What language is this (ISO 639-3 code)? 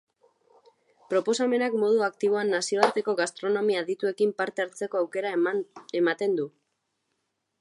eus